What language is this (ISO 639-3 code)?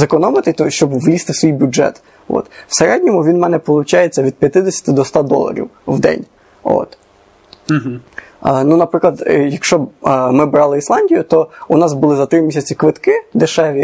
ukr